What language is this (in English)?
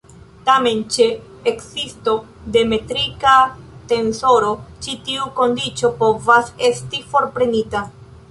Esperanto